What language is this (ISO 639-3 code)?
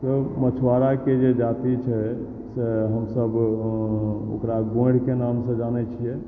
mai